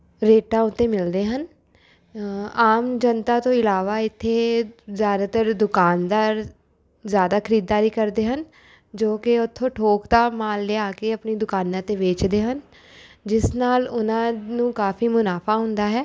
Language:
Punjabi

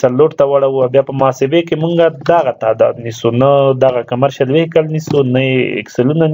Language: Romanian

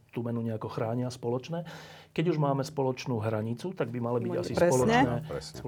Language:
Slovak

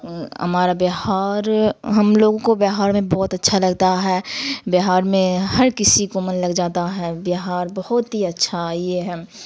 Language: Urdu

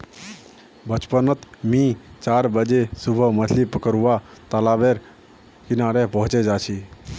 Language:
Magahi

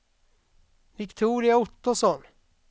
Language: Swedish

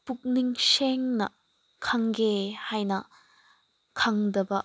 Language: Manipuri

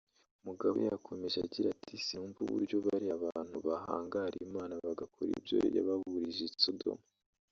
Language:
Kinyarwanda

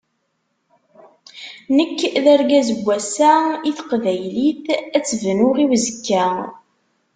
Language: Kabyle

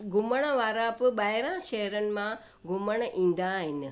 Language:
Sindhi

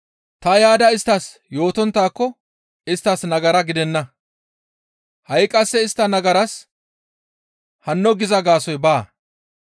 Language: Gamo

